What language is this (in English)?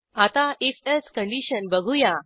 Marathi